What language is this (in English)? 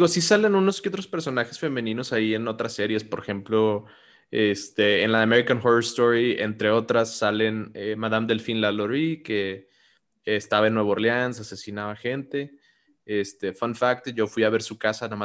Spanish